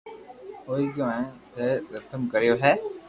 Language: Loarki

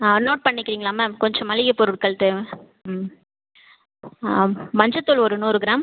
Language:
Tamil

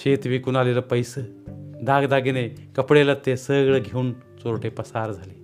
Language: Marathi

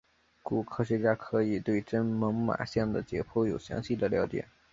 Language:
Chinese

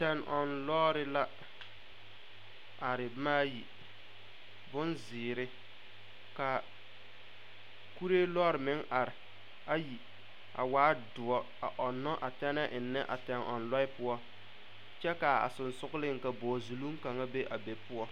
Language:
Southern Dagaare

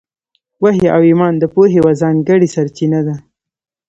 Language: Pashto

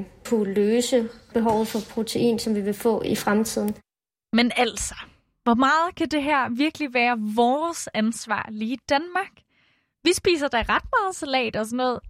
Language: Danish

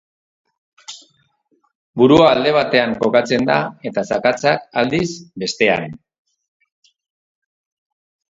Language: Basque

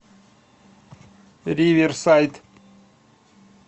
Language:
Russian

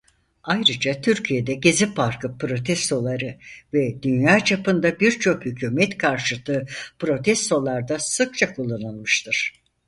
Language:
Turkish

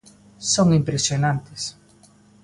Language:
Galician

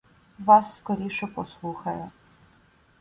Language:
Ukrainian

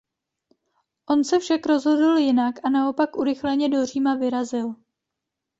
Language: Czech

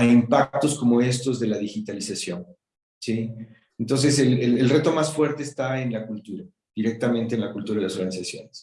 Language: Spanish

